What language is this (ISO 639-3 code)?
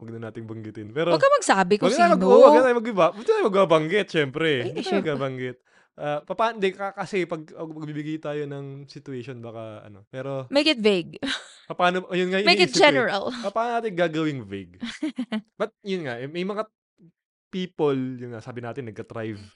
fil